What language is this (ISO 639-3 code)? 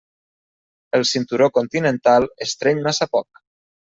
cat